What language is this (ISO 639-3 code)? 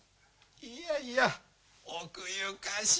jpn